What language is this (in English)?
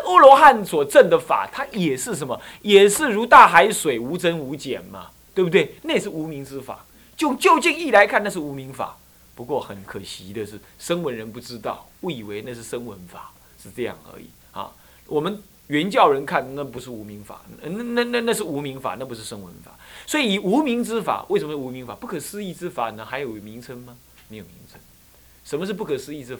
Chinese